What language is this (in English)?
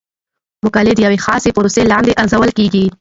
Pashto